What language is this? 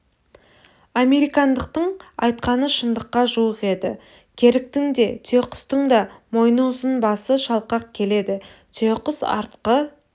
Kazakh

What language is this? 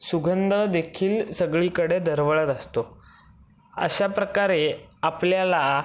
Marathi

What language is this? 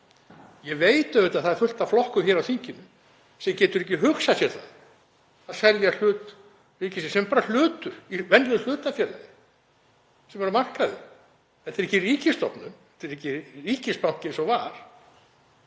Icelandic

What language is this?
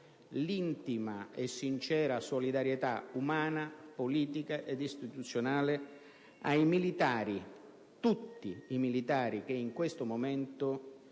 Italian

